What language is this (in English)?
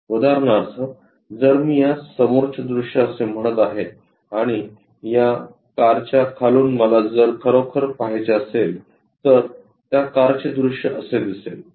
Marathi